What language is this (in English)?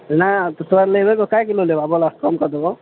Maithili